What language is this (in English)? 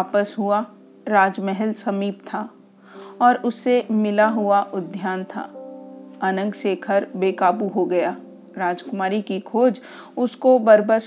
Hindi